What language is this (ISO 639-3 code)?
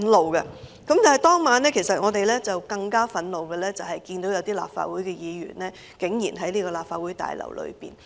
yue